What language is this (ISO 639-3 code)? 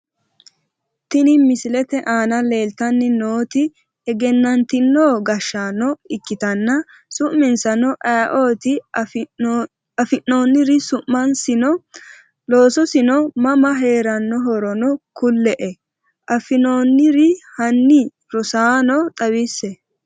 sid